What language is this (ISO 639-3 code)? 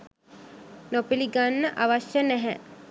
sin